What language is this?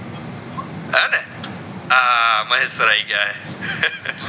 Gujarati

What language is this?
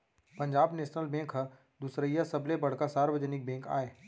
Chhattisgarhi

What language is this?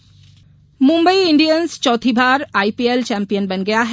Hindi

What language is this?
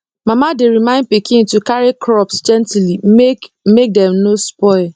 Nigerian Pidgin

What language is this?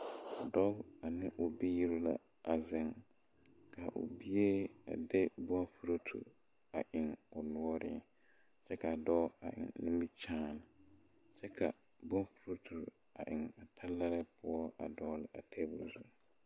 Southern Dagaare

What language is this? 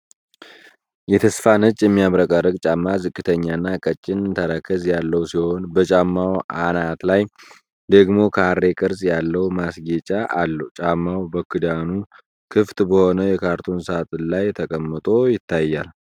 Amharic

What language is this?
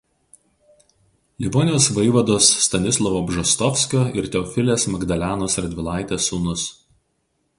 Lithuanian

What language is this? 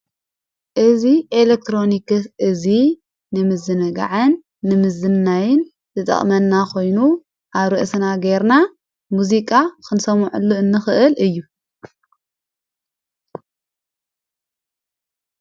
Tigrinya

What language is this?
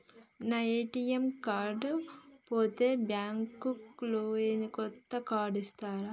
Telugu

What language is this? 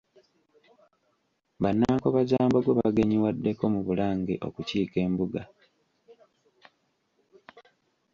Ganda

